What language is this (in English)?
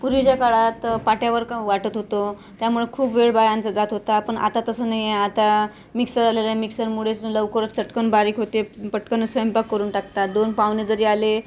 Marathi